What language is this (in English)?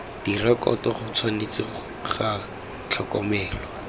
Tswana